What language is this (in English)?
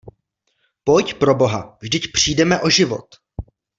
Czech